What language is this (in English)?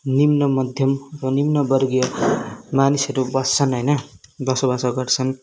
Nepali